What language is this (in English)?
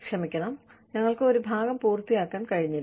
Malayalam